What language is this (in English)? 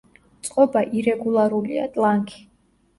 Georgian